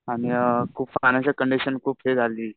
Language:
Marathi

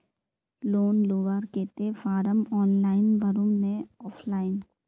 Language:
Magahi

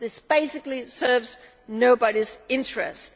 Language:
English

